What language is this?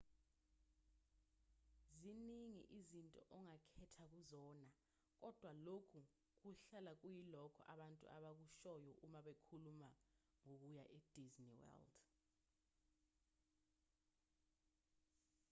Zulu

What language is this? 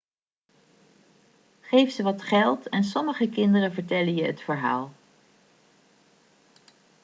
Dutch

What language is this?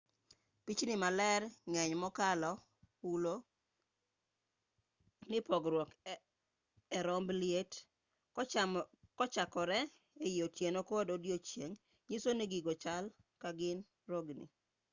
Luo (Kenya and Tanzania)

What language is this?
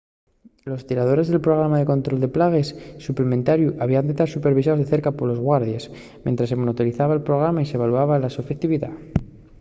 Asturian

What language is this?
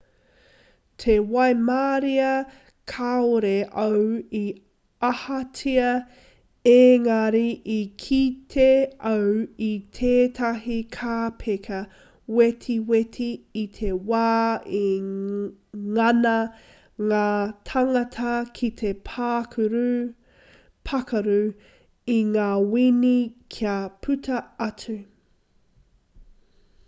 Māori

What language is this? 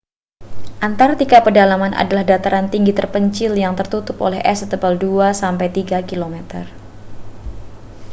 Indonesian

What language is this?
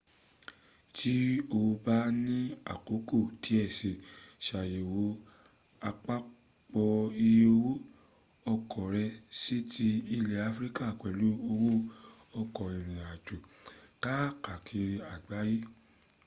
Yoruba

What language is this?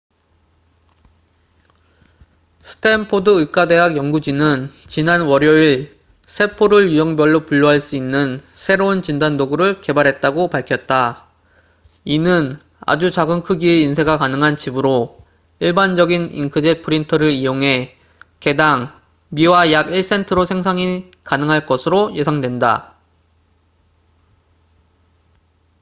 Korean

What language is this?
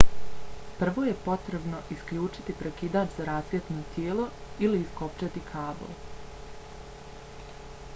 Bosnian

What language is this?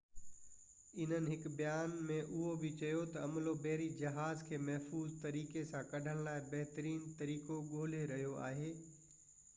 Sindhi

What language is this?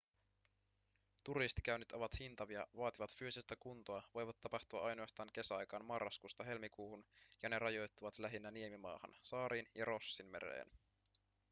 Finnish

